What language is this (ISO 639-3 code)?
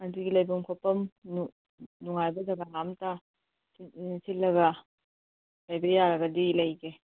mni